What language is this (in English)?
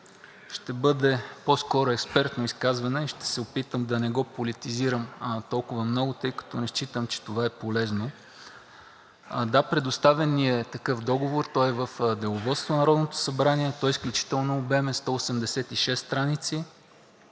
Bulgarian